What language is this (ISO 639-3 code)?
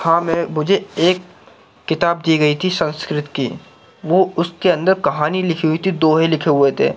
urd